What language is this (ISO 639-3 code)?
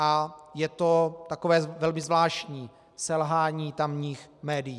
ces